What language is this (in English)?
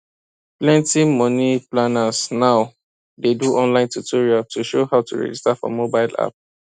Nigerian Pidgin